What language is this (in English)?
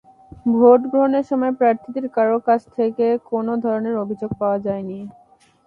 Bangla